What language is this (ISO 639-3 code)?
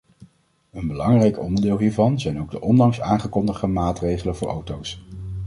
nld